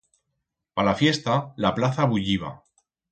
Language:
Aragonese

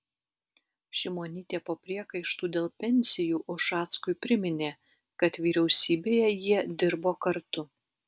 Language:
Lithuanian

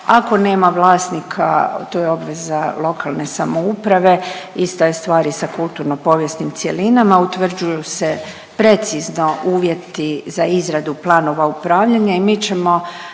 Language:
Croatian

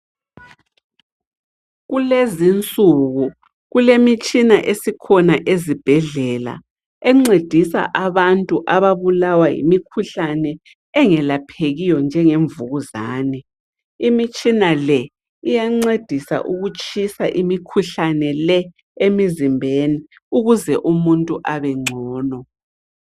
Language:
North Ndebele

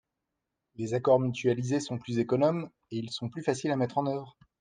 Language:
French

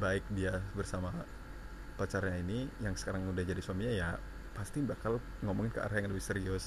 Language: Indonesian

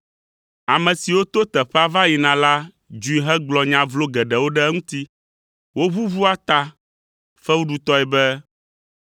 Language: Ewe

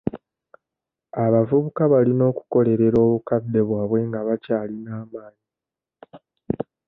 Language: Ganda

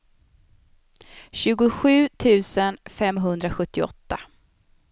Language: Swedish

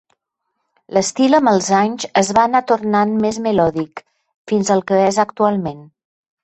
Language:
Catalan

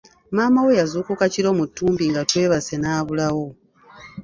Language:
Ganda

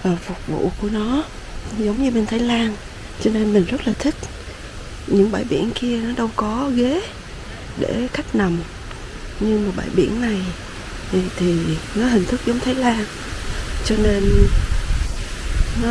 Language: Vietnamese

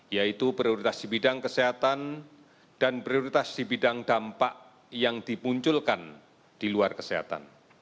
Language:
Indonesian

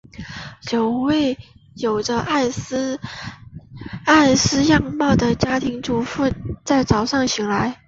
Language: Chinese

